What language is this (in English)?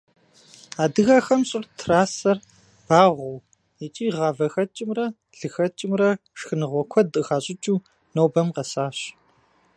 Kabardian